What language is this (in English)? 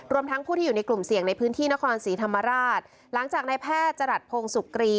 Thai